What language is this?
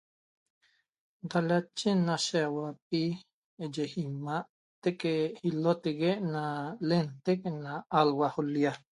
Toba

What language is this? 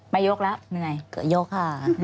Thai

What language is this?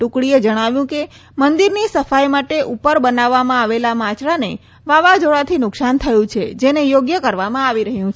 Gujarati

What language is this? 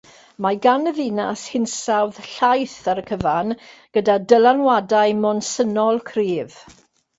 Welsh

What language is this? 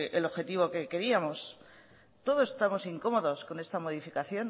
Spanish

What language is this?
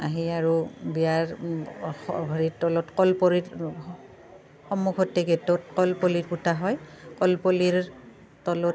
Assamese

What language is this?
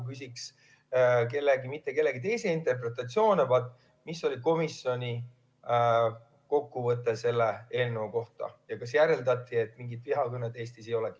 Estonian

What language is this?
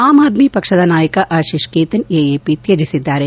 Kannada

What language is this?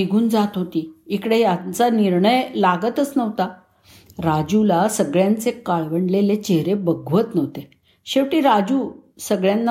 Marathi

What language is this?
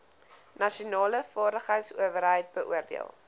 Afrikaans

